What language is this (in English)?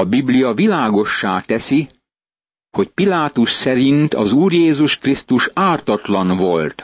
Hungarian